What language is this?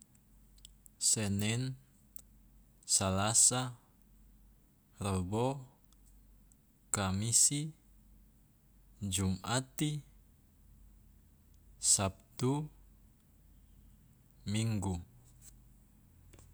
Loloda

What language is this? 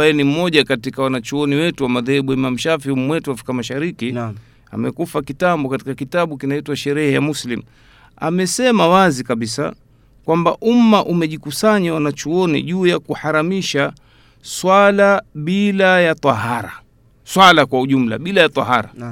Swahili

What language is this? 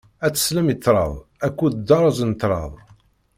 Kabyle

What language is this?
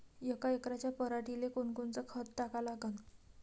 Marathi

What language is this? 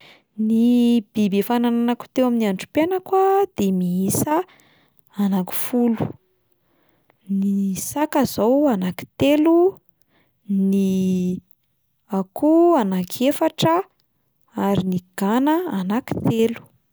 Malagasy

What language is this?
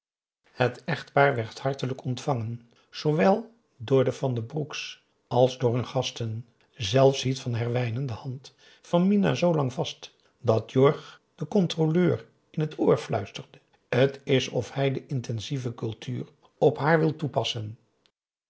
Dutch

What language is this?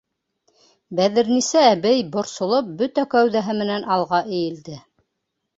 Bashkir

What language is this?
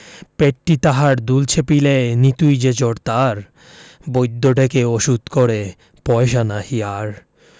Bangla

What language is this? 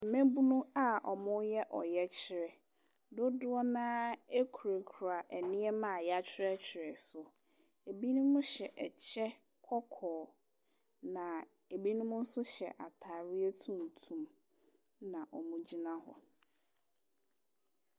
Akan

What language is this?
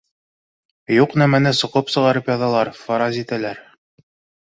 Bashkir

